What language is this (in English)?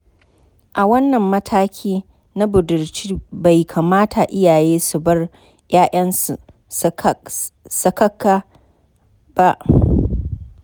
Hausa